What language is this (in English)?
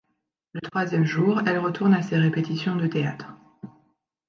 French